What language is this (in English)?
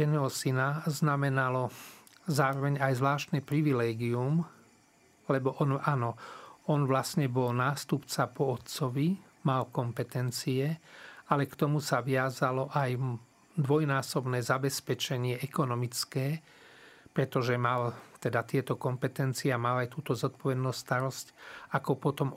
Slovak